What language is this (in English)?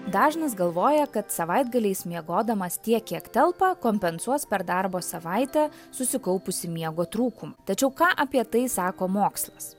Lithuanian